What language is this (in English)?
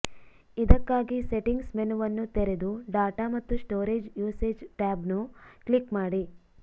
Kannada